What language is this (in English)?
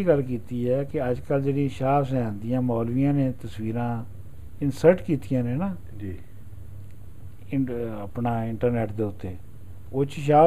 Punjabi